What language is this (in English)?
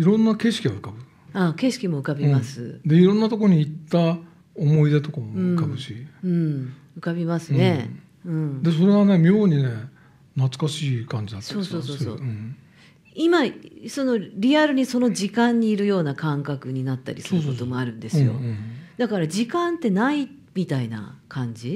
Japanese